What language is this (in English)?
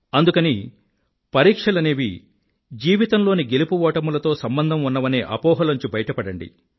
Telugu